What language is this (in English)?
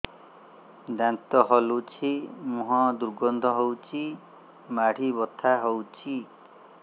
Odia